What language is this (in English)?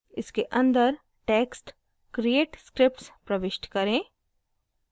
Hindi